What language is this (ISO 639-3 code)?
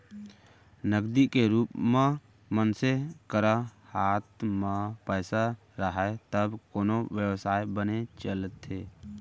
hne